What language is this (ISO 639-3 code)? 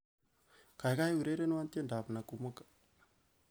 kln